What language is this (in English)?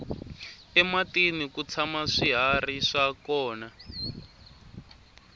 Tsonga